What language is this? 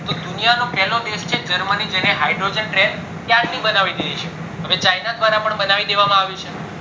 Gujarati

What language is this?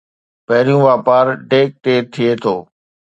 Sindhi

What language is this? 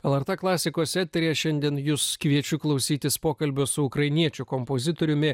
Lithuanian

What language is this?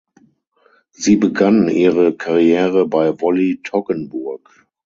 German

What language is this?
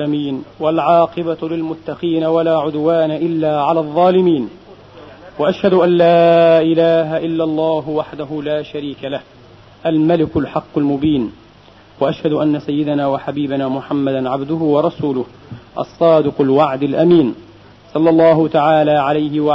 Arabic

